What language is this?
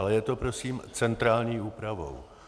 Czech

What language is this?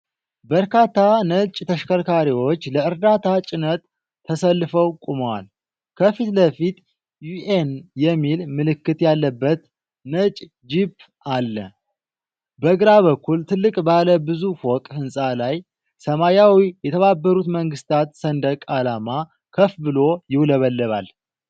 Amharic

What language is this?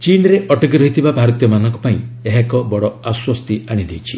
Odia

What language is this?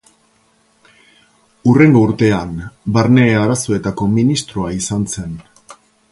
Basque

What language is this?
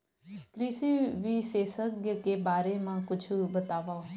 Chhattisgarhi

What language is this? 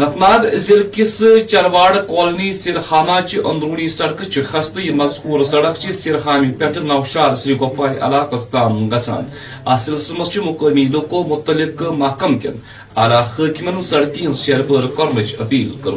Urdu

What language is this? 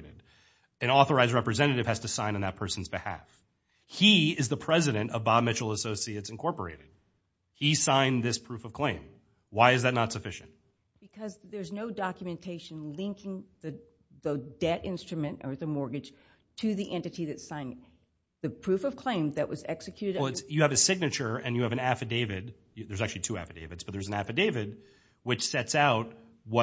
English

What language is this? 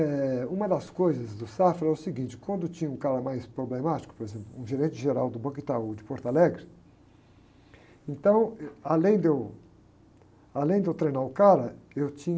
Portuguese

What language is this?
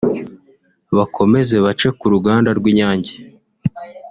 Kinyarwanda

